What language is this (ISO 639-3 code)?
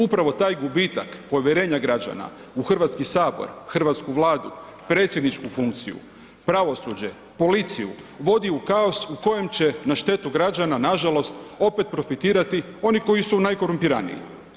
hrv